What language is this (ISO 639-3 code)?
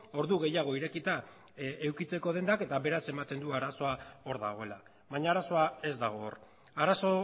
eus